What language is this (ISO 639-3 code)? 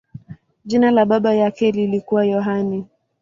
swa